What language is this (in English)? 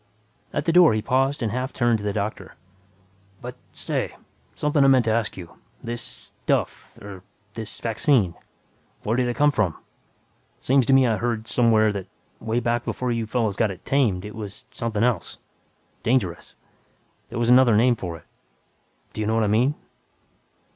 English